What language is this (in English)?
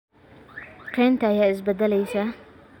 Somali